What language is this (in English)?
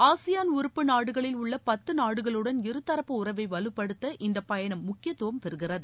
Tamil